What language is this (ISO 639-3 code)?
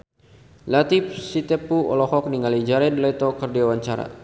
sun